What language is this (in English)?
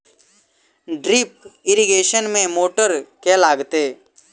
Maithili